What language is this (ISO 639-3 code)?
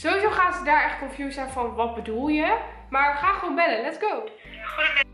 nld